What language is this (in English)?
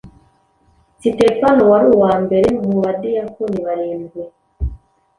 Kinyarwanda